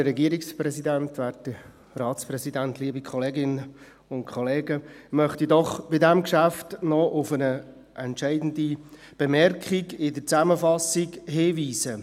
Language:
Swiss German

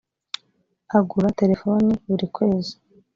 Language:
Kinyarwanda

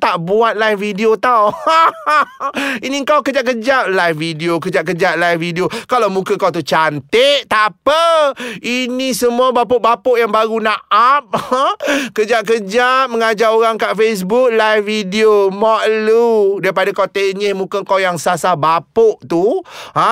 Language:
Malay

